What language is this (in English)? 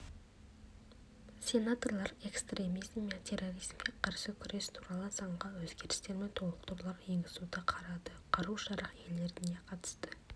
Kazakh